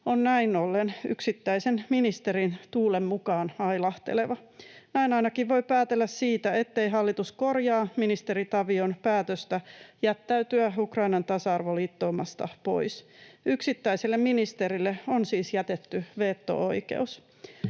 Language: Finnish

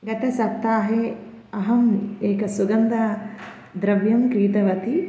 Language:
Sanskrit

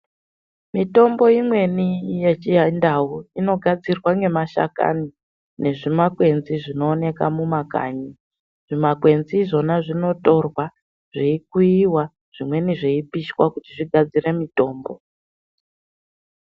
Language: Ndau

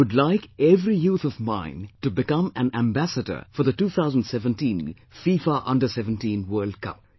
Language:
English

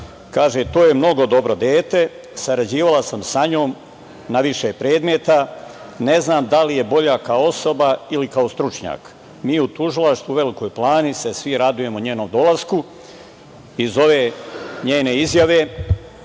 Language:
Serbian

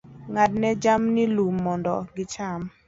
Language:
Luo (Kenya and Tanzania)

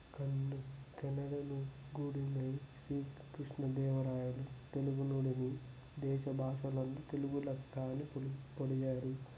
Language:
Telugu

